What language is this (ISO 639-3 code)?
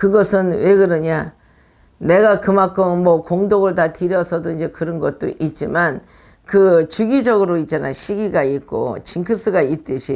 kor